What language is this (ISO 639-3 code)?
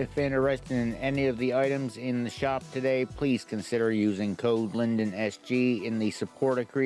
eng